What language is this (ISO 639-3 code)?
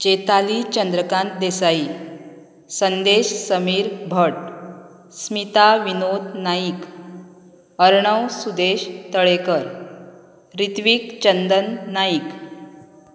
kok